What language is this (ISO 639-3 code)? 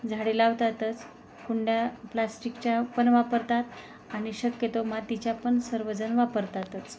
mar